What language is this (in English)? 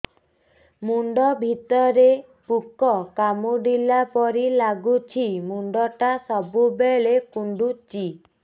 Odia